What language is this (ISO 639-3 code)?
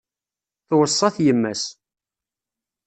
kab